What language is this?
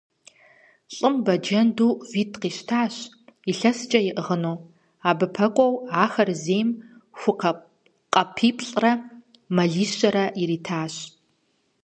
Kabardian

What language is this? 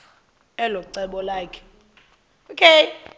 Xhosa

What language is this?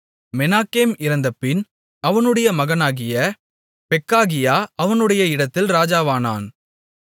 Tamil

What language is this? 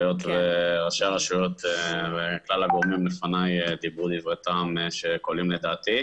Hebrew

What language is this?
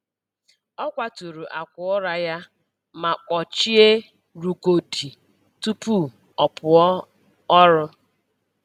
Igbo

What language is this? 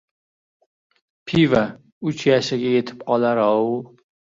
Uzbek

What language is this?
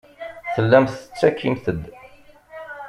Kabyle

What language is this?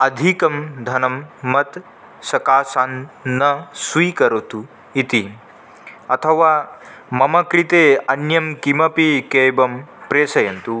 Sanskrit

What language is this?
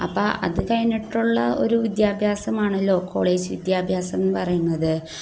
Malayalam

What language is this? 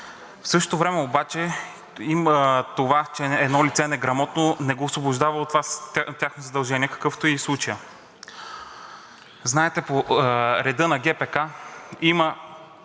Bulgarian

